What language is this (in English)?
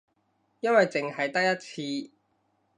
Cantonese